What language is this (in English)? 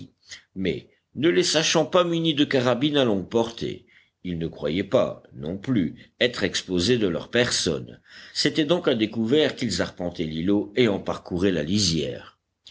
French